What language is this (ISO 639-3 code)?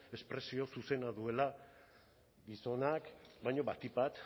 eus